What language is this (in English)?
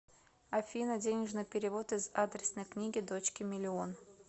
Russian